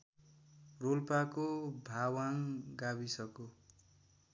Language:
Nepali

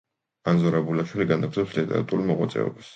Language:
Georgian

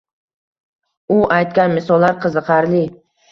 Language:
Uzbek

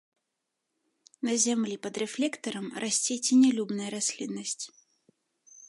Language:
Belarusian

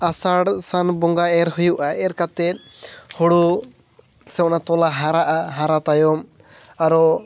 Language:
Santali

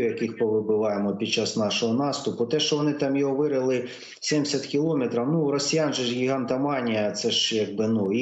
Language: Ukrainian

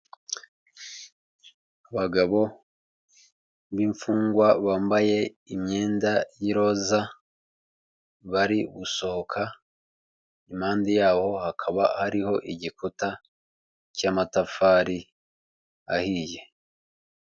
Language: Kinyarwanda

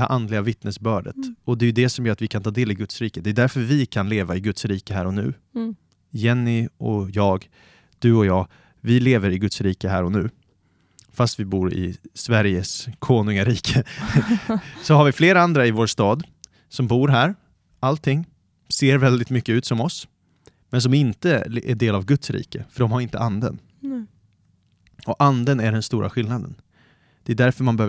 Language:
Swedish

